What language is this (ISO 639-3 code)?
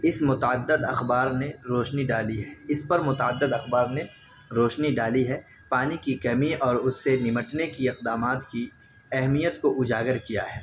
urd